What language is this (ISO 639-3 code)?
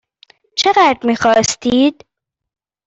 fas